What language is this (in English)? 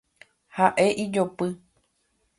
Guarani